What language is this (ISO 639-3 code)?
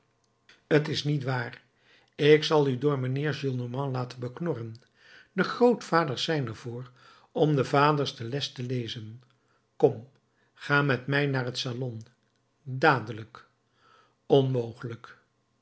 nld